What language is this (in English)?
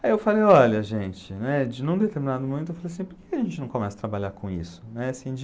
Portuguese